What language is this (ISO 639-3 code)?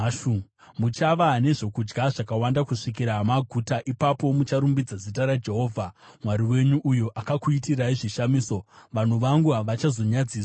sna